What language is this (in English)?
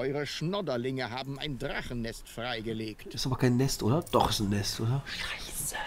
German